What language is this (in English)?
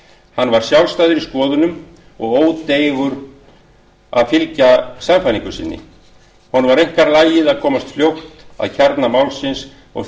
Icelandic